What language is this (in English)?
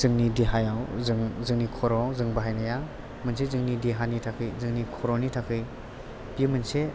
Bodo